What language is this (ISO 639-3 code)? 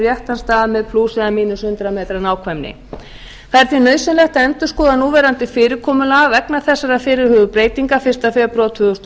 isl